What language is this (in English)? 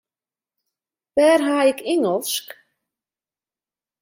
Western Frisian